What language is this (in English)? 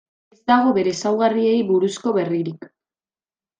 Basque